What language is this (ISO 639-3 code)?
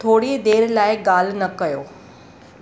snd